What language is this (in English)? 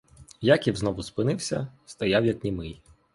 Ukrainian